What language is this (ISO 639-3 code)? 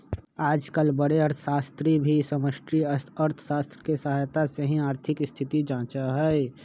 mag